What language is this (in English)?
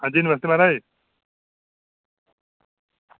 Dogri